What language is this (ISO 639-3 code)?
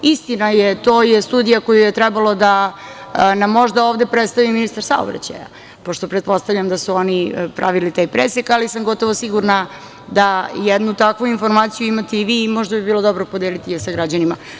srp